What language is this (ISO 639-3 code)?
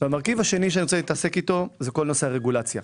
heb